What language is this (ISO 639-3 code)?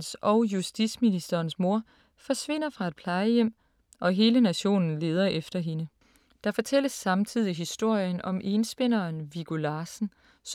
dan